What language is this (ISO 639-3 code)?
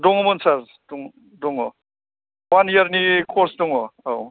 brx